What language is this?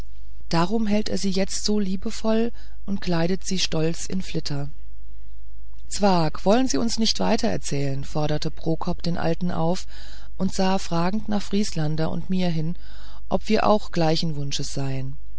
German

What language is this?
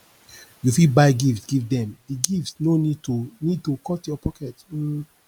Nigerian Pidgin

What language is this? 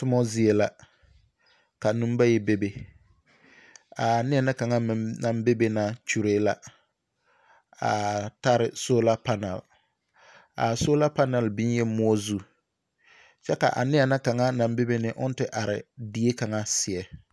Southern Dagaare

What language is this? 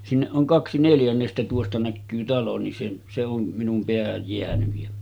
Finnish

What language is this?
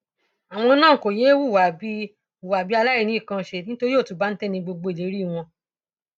Yoruba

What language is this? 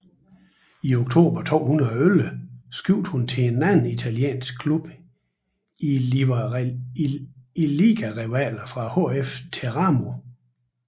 Danish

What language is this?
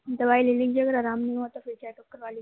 Urdu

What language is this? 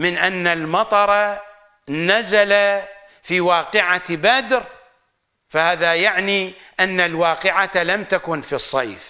Arabic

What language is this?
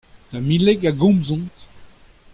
Breton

